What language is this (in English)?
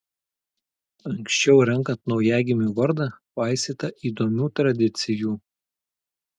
Lithuanian